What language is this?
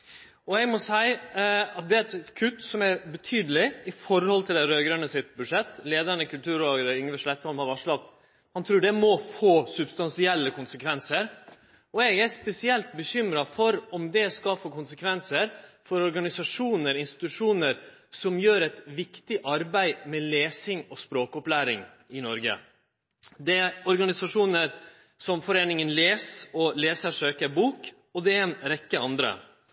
Norwegian Nynorsk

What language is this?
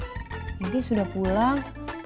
Indonesian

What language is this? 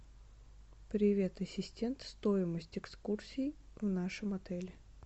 Russian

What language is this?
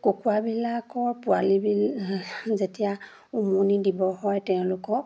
Assamese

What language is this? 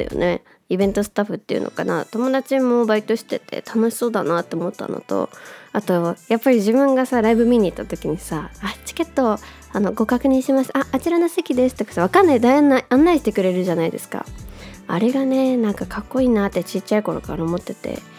Japanese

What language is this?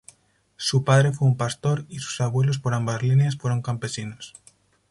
Spanish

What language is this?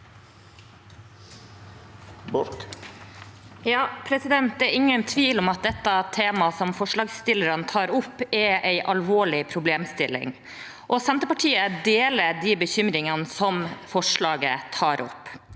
Norwegian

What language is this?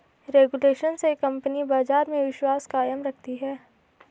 Hindi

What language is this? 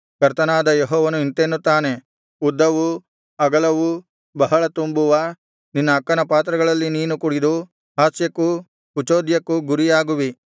Kannada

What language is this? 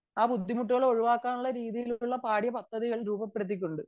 Malayalam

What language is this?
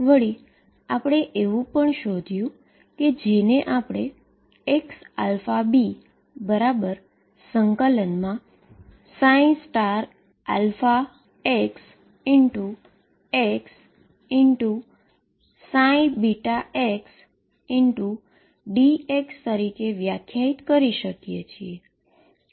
Gujarati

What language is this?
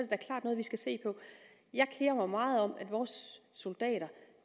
Danish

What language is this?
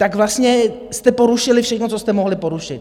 Czech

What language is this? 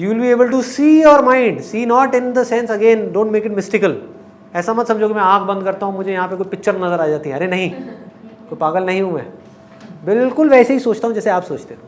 Hindi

